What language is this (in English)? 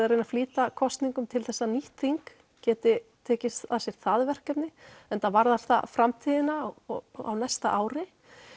Icelandic